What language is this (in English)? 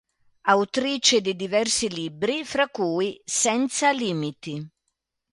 Italian